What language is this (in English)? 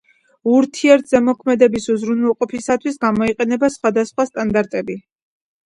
Georgian